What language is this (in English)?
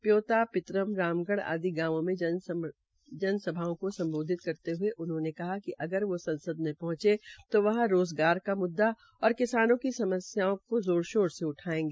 Hindi